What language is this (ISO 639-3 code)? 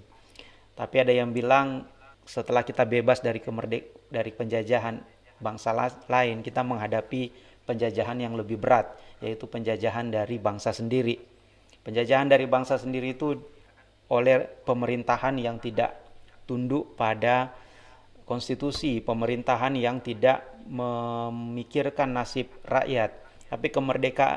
ind